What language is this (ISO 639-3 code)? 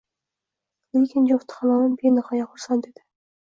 uzb